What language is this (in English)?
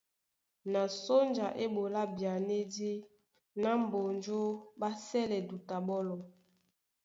Duala